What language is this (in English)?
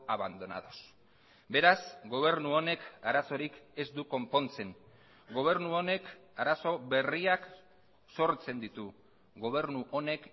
Basque